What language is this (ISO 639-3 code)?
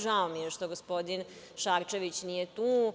srp